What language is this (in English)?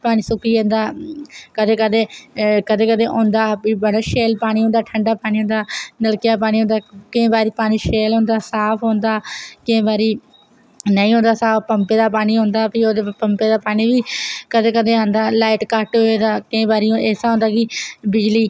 Dogri